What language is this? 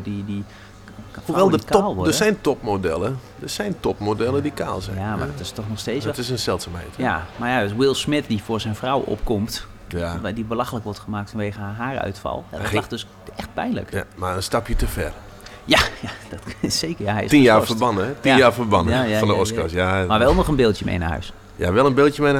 Dutch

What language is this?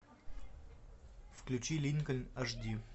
Russian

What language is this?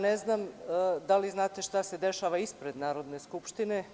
Serbian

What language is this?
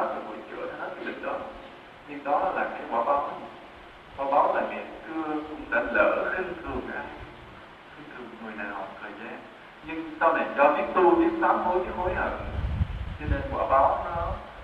Vietnamese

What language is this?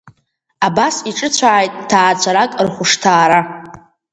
Abkhazian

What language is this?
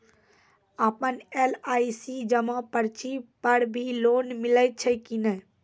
Maithili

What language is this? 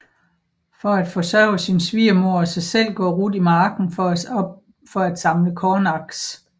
Danish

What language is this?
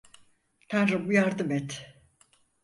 Turkish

